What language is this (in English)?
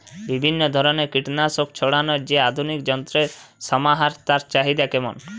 Bangla